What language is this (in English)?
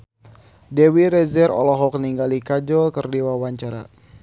Sundanese